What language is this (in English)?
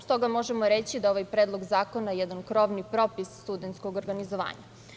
Serbian